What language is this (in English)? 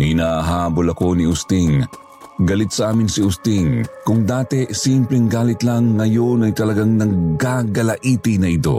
Filipino